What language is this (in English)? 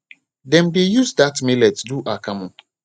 Nigerian Pidgin